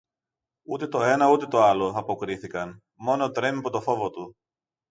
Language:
Greek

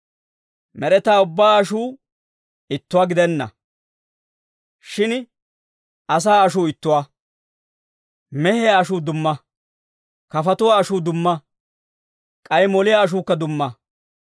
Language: Dawro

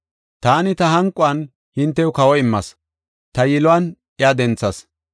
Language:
Gofa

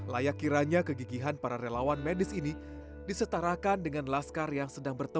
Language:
Indonesian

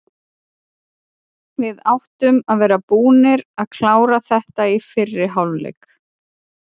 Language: Icelandic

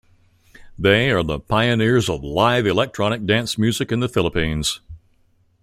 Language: English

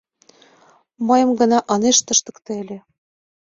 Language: Mari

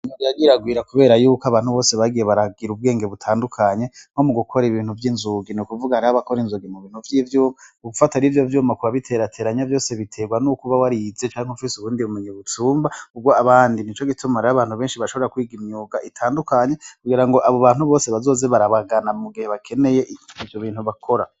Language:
Rundi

